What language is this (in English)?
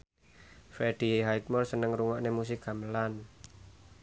Javanese